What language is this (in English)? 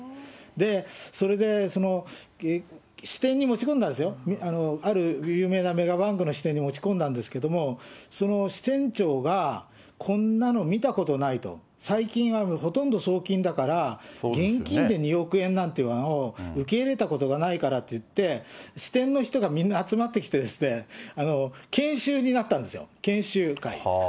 Japanese